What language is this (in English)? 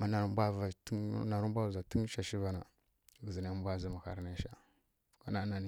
Kirya-Konzəl